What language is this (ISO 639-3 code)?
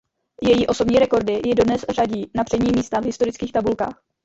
ces